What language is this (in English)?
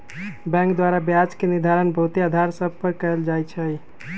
Magahi